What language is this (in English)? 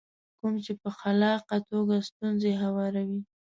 Pashto